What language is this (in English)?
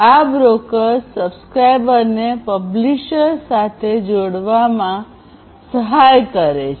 Gujarati